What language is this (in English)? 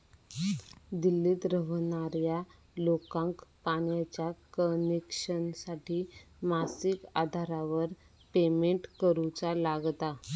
Marathi